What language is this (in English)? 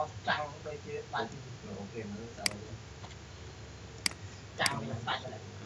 Vietnamese